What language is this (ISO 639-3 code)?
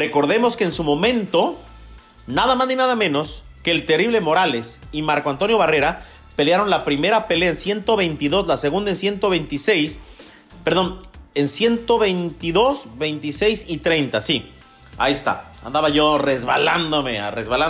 spa